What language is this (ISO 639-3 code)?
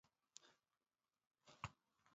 eus